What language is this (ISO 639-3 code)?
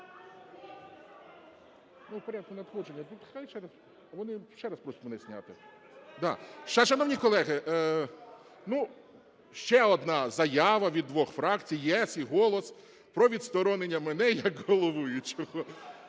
ukr